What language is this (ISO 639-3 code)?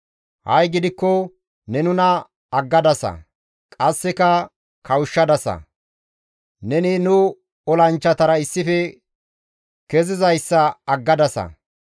gmv